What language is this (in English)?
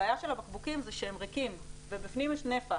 Hebrew